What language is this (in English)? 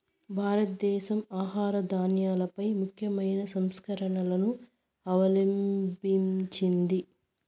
Telugu